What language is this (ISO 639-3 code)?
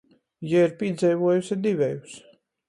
ltg